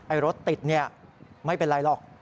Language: Thai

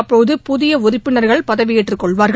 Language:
Tamil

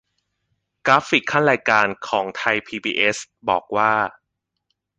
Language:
Thai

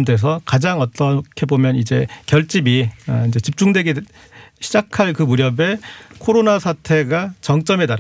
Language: Korean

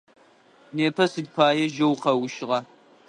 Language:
Adyghe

